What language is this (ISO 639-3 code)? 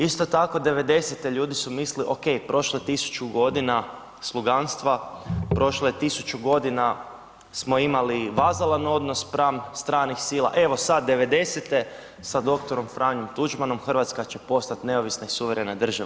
hrv